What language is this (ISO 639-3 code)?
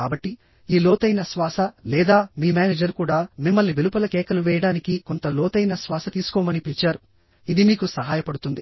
tel